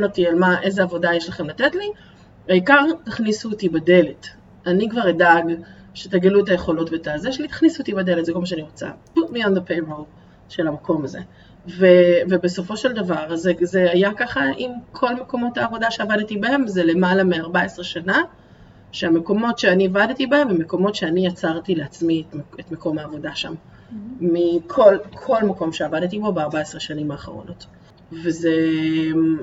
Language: Hebrew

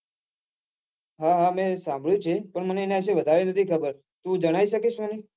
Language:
Gujarati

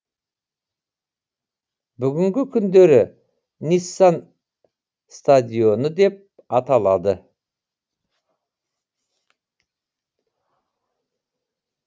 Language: Kazakh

